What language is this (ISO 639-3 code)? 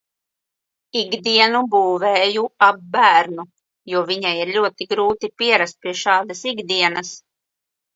lav